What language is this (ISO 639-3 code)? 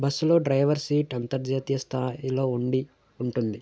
tel